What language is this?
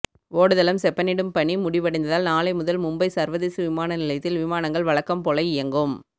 Tamil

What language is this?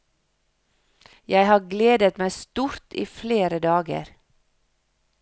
Norwegian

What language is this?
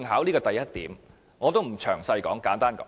Cantonese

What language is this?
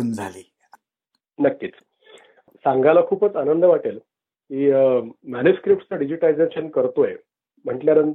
Marathi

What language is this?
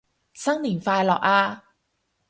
Cantonese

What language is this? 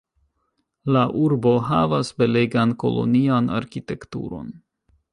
Esperanto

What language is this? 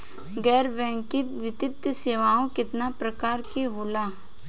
Bhojpuri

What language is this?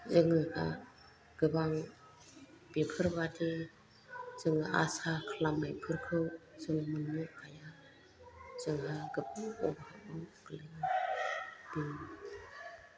Bodo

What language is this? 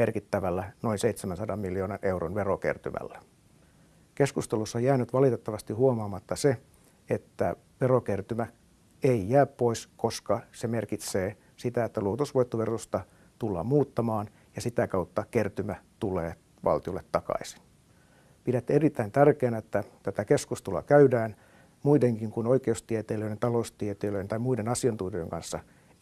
Finnish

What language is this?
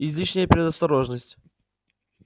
Russian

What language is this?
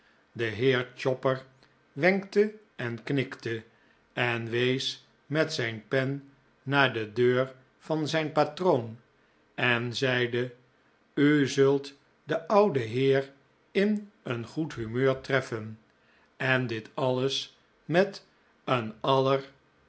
Dutch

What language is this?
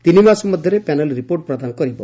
Odia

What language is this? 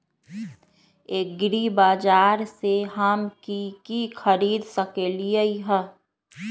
Magahi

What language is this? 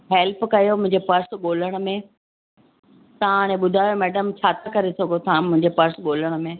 Sindhi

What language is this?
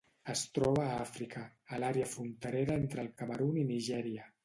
Catalan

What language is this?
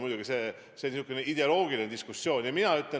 Estonian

